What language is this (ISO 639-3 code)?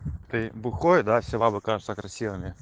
rus